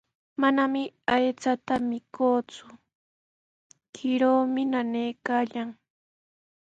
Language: Sihuas Ancash Quechua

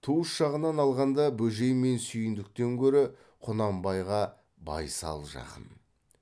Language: Kazakh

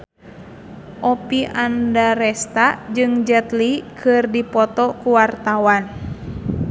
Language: Sundanese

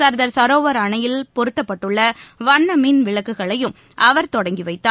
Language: Tamil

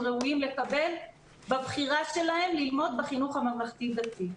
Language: Hebrew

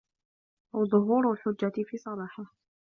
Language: Arabic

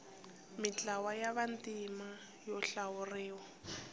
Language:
Tsonga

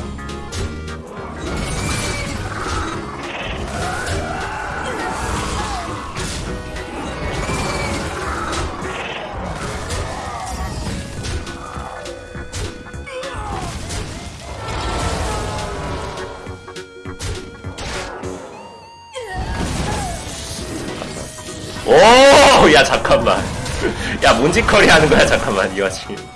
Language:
Korean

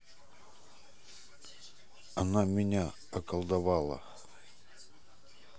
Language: Russian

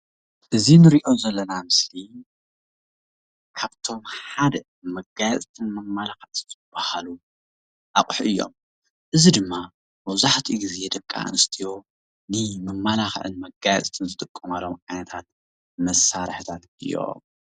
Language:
Tigrinya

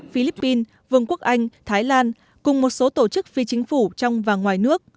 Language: Vietnamese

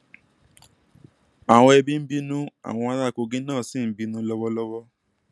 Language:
Yoruba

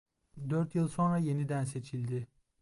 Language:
Turkish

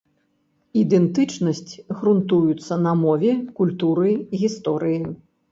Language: Belarusian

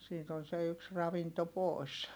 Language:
Finnish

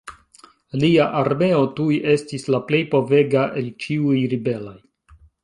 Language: Esperanto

